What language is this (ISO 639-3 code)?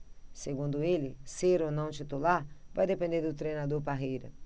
por